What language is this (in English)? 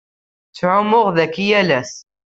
Kabyle